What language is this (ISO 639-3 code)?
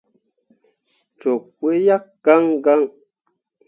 mua